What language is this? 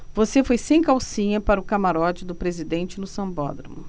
Portuguese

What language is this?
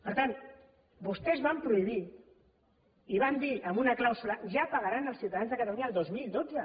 Catalan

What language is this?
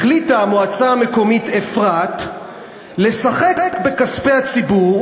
Hebrew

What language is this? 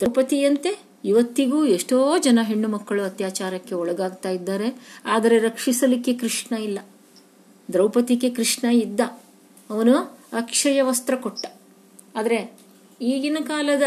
Kannada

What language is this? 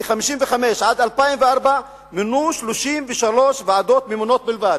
Hebrew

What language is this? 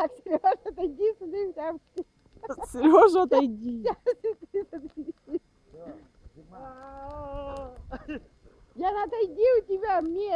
Russian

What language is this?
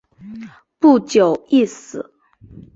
Chinese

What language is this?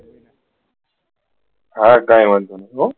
Gujarati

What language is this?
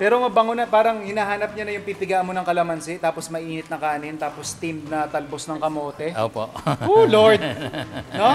Filipino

